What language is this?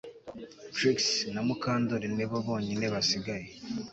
Kinyarwanda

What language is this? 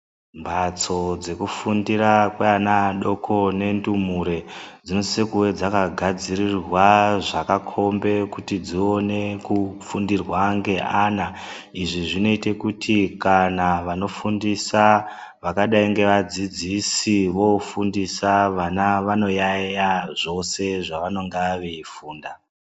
Ndau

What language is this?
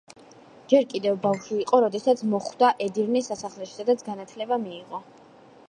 Georgian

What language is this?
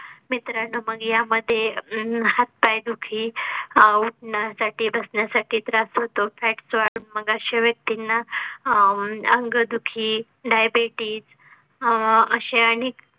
Marathi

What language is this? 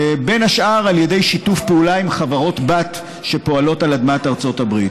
Hebrew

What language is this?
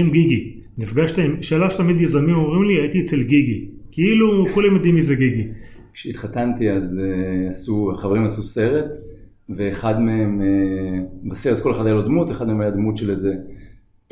Hebrew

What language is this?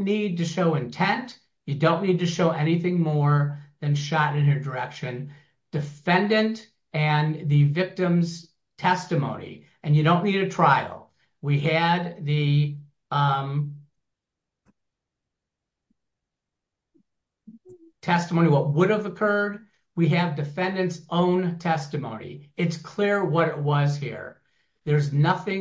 English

